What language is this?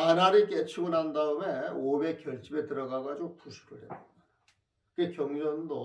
Korean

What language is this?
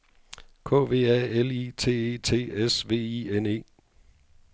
Danish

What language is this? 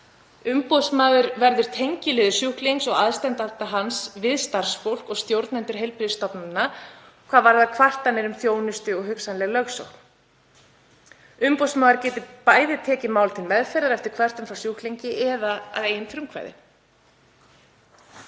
Icelandic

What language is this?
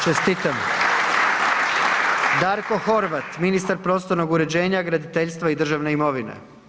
Croatian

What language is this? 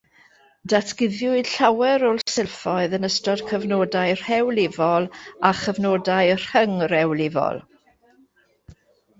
Welsh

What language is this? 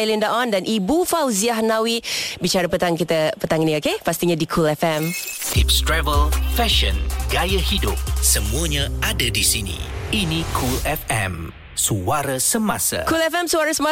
Malay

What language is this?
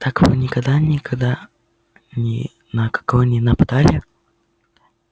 Russian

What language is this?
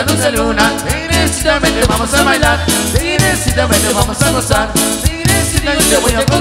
Spanish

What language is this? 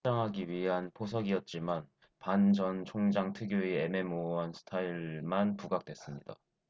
Korean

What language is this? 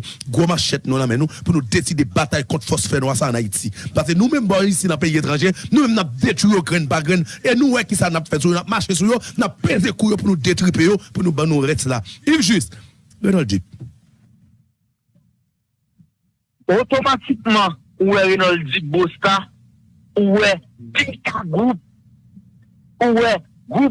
French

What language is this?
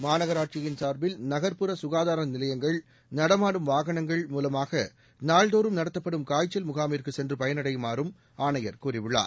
Tamil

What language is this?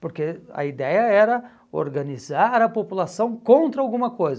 Portuguese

